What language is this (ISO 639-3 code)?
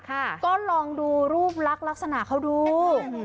tha